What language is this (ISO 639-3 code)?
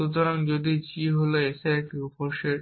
ben